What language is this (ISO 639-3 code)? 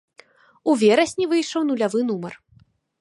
bel